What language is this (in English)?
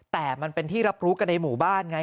Thai